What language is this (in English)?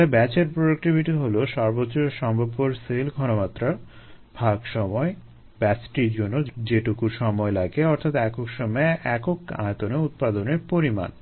Bangla